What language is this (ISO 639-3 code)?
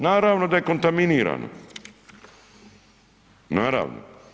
hrv